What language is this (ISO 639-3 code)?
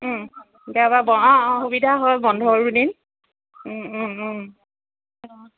asm